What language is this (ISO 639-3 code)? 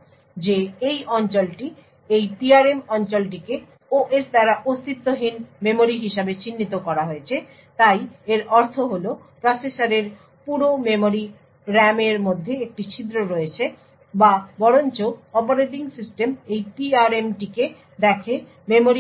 ben